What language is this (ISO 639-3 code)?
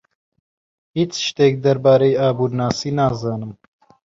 ckb